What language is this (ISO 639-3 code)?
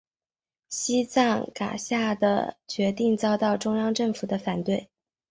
zho